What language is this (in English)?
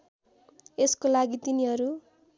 Nepali